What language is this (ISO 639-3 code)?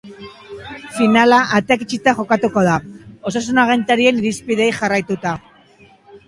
eus